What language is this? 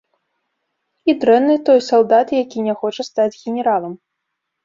Belarusian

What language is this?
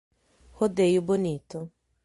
Portuguese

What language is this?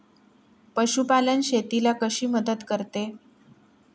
Marathi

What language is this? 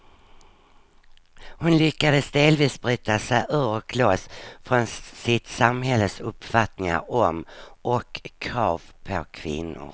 Swedish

